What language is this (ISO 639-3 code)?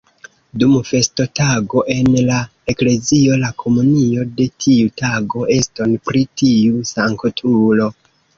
epo